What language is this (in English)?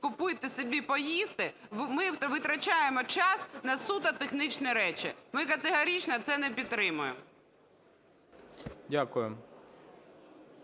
Ukrainian